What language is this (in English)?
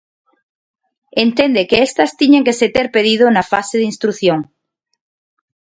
Galician